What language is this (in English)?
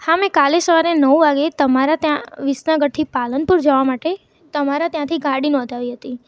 Gujarati